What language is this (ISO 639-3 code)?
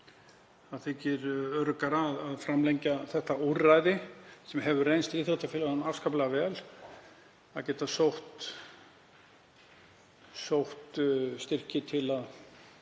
isl